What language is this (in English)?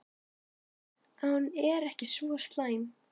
Icelandic